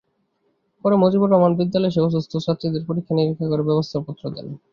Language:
Bangla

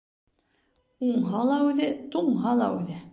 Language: Bashkir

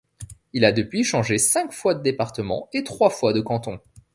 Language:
French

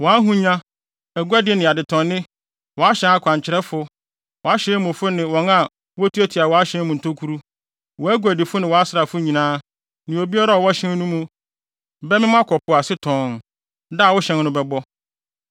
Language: Akan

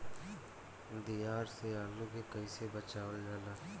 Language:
Bhojpuri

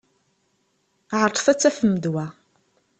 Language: Kabyle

